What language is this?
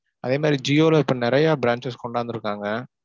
Tamil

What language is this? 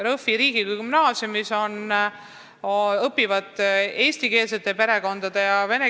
Estonian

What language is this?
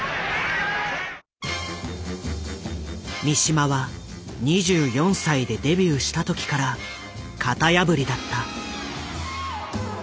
Japanese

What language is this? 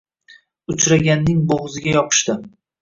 Uzbek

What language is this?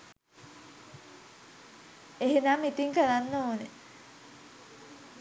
Sinhala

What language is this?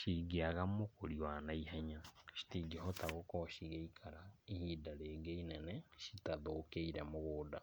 Kikuyu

